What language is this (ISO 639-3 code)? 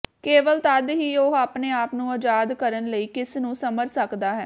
pan